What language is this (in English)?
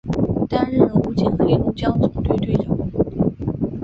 Chinese